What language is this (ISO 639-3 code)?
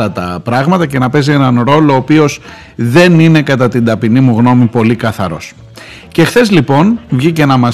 ell